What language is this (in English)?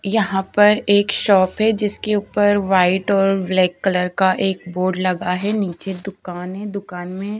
Hindi